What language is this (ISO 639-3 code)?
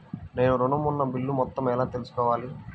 tel